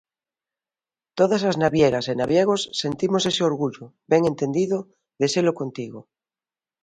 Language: Galician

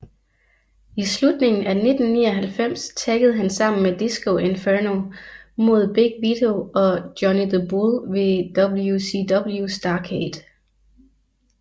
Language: Danish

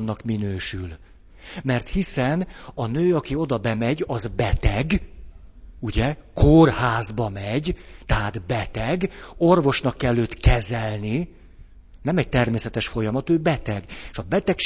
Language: Hungarian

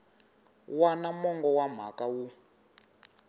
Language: Tsonga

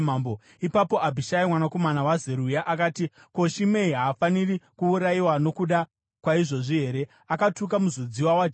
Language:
Shona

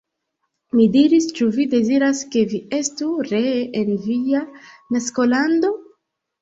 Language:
Esperanto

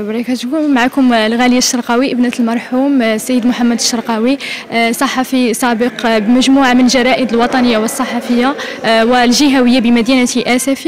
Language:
Arabic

